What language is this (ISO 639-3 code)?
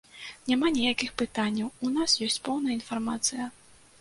bel